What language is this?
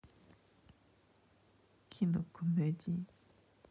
Russian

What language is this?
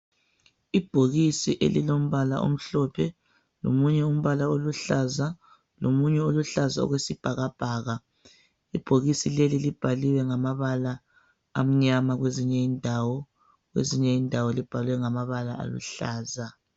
North Ndebele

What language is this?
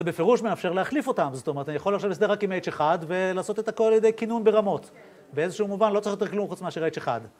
Hebrew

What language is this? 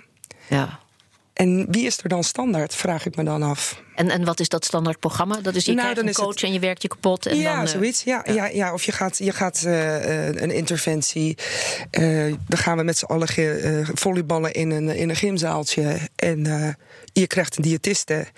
Dutch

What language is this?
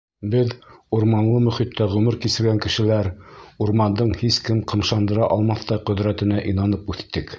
Bashkir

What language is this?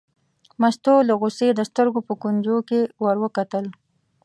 Pashto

